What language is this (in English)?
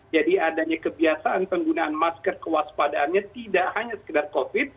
Indonesian